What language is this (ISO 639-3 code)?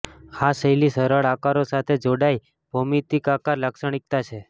guj